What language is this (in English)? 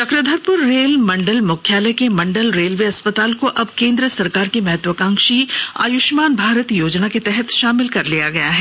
Hindi